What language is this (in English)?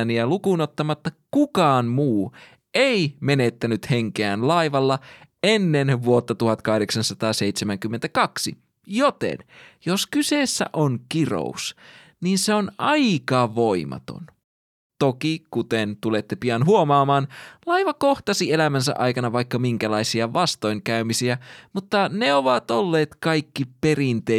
Finnish